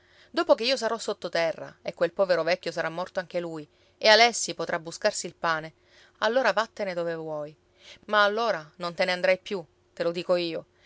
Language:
Italian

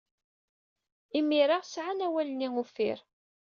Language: Kabyle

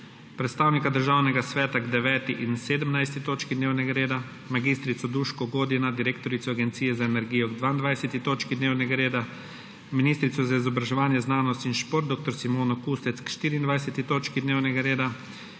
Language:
Slovenian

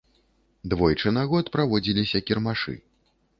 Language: Belarusian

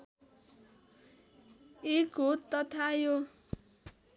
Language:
Nepali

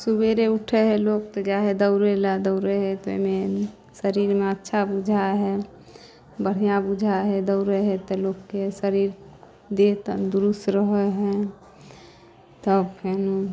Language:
Maithili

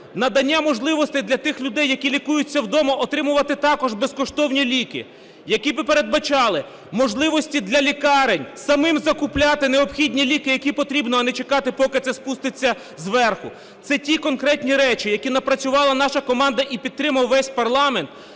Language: Ukrainian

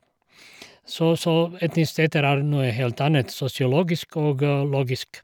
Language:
Norwegian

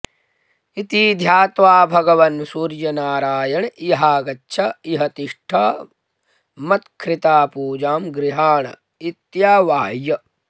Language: Sanskrit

